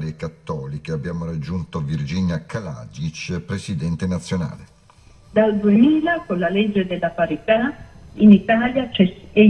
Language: Italian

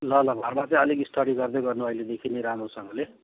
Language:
Nepali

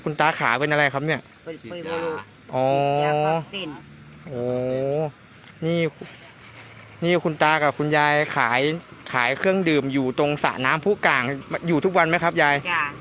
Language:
Thai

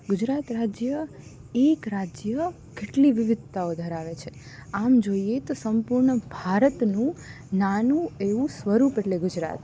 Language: Gujarati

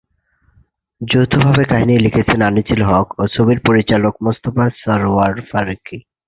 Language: Bangla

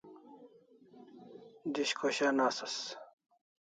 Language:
Kalasha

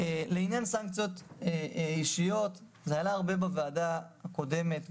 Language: Hebrew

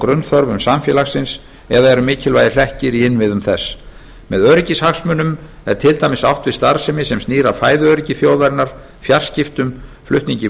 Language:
Icelandic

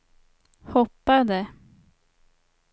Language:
Swedish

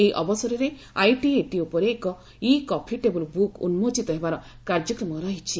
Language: Odia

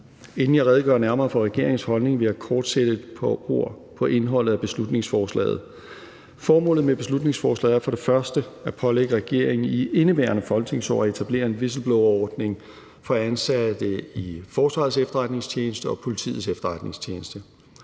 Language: Danish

